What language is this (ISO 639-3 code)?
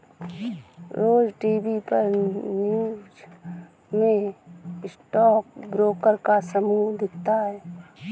hin